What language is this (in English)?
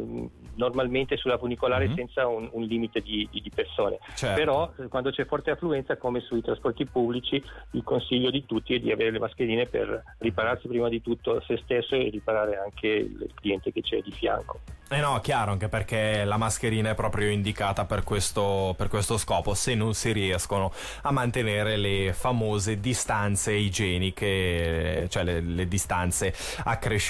Italian